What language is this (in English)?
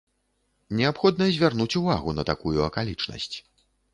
Belarusian